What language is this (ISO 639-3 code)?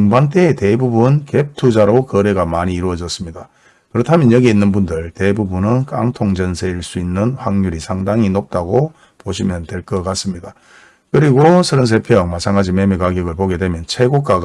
kor